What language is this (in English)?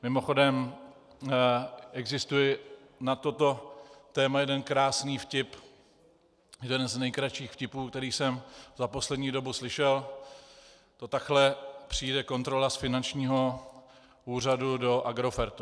Czech